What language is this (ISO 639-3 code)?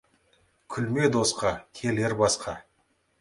kaz